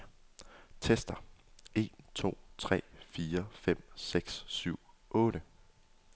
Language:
Danish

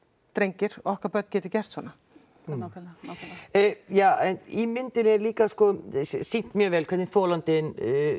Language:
Icelandic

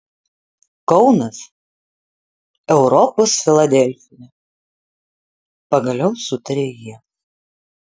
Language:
Lithuanian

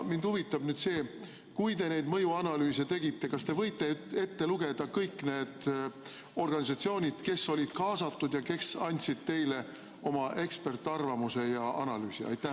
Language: Estonian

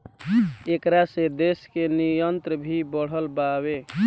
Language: Bhojpuri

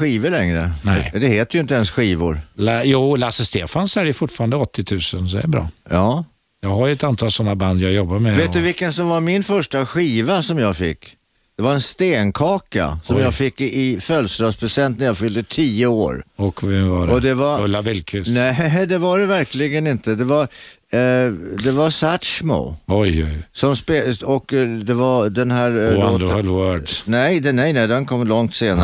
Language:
Swedish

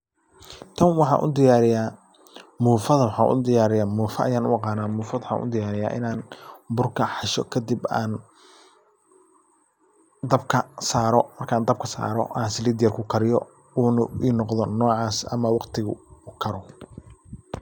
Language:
Somali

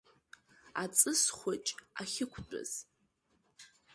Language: Abkhazian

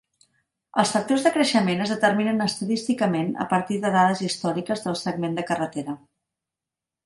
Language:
Catalan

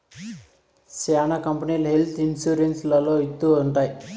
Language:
Telugu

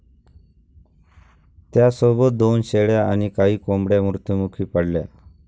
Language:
Marathi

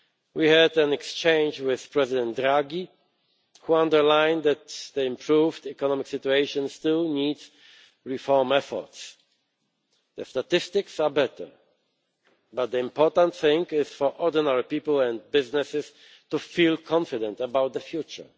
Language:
English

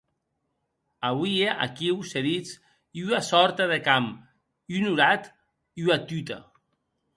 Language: Occitan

